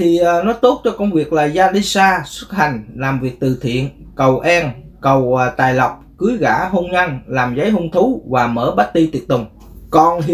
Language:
Vietnamese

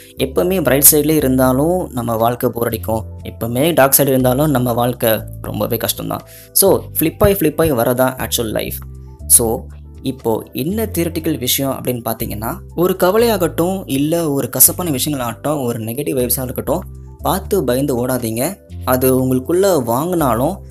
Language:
Tamil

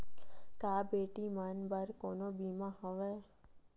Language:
Chhattisgarhi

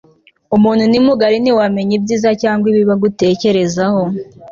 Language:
Kinyarwanda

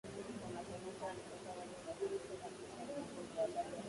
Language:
Swahili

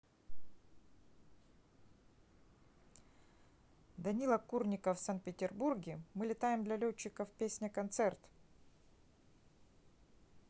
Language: Russian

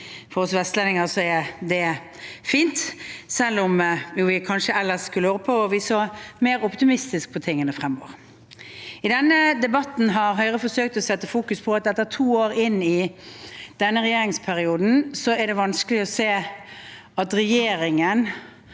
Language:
Norwegian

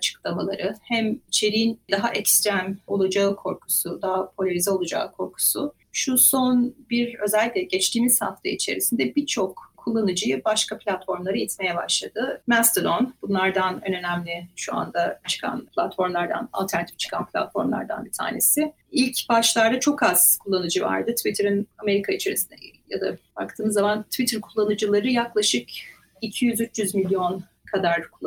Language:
Turkish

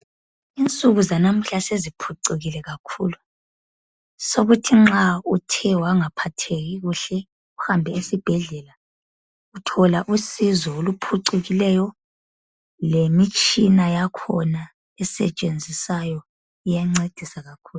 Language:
North Ndebele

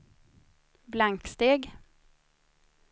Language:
Swedish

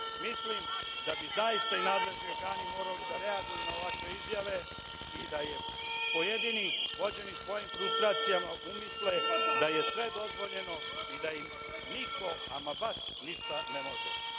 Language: Serbian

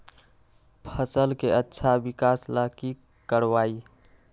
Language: Magahi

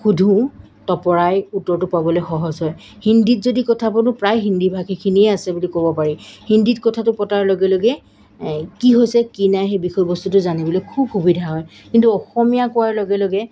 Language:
Assamese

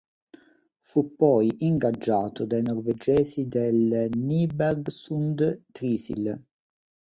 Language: Italian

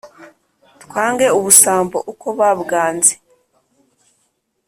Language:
Kinyarwanda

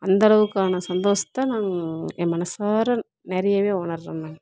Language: Tamil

